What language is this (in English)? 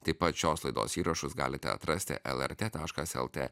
Lithuanian